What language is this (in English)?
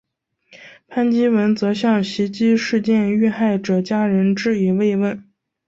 Chinese